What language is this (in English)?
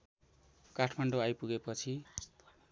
Nepali